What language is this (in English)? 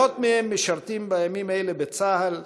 Hebrew